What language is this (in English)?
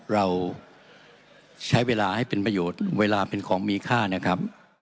Thai